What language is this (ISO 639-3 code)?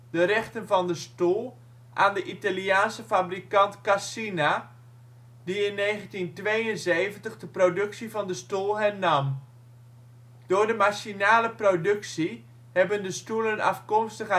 nld